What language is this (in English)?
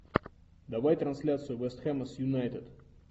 Russian